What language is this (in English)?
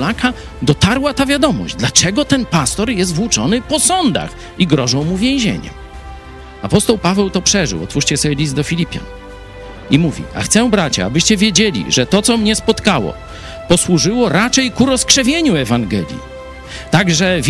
Polish